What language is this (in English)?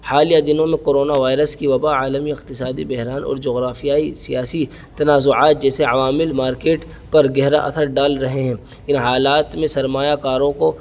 Urdu